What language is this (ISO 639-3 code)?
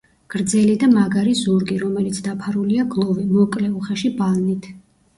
kat